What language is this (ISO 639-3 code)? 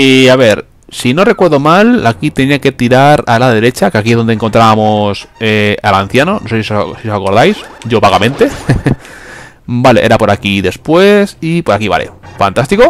spa